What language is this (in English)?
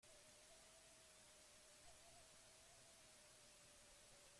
Basque